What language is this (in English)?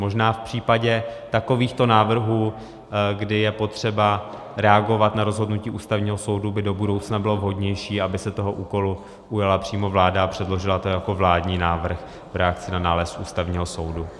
Czech